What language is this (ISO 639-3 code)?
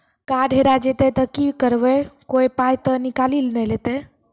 mai